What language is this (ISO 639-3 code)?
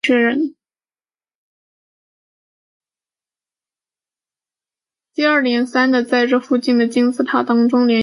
zho